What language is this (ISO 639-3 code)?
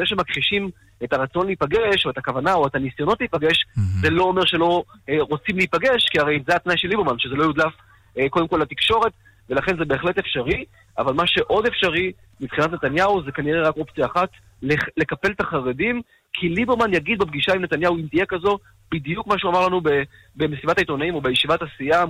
heb